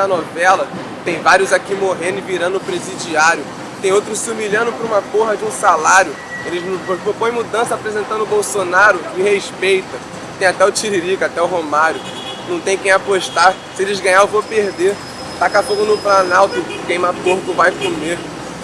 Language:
Portuguese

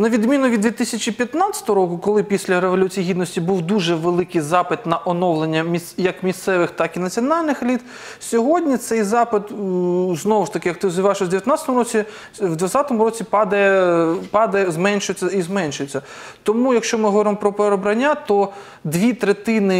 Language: Ukrainian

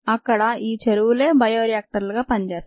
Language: Telugu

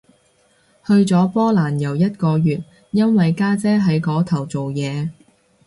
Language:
Cantonese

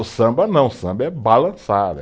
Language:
Portuguese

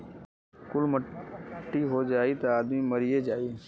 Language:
Bhojpuri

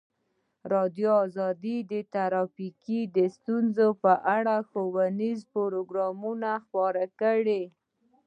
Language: Pashto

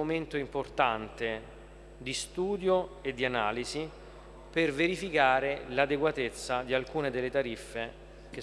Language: Italian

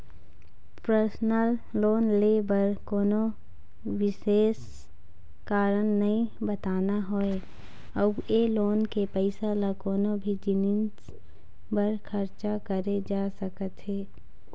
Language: Chhattisgarhi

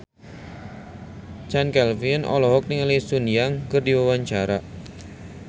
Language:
Sundanese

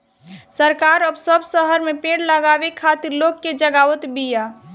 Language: Bhojpuri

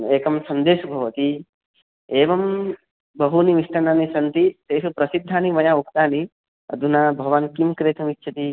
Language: Sanskrit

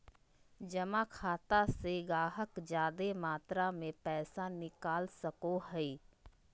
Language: Magahi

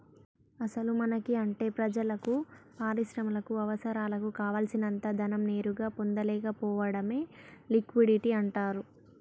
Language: Telugu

